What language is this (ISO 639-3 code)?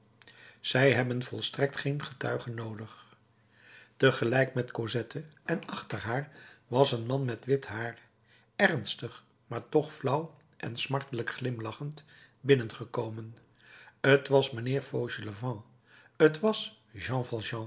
nld